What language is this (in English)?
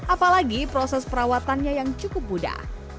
Indonesian